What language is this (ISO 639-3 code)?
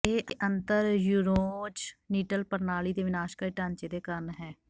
pan